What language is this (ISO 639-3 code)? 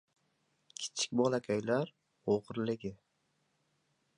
uzb